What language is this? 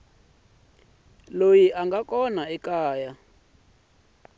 Tsonga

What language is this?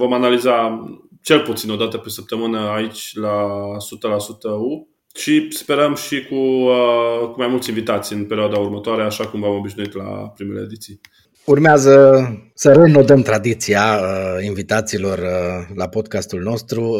Romanian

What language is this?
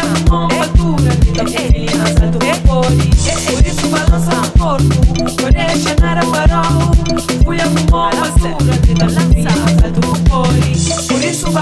English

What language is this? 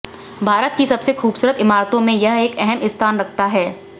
Hindi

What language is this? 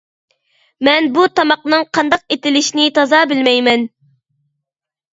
Uyghur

